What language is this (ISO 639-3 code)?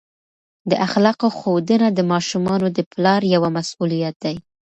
pus